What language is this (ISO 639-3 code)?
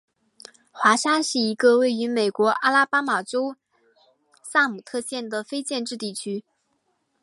zho